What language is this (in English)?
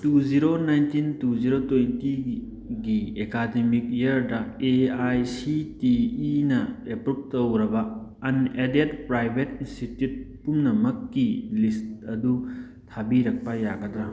Manipuri